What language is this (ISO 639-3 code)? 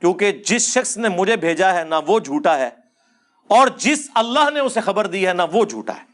urd